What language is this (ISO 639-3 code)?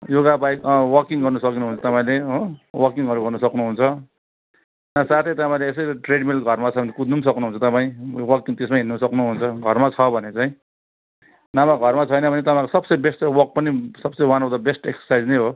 nep